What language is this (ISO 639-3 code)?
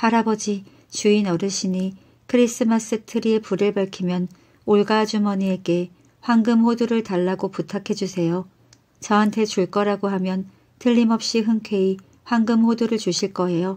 kor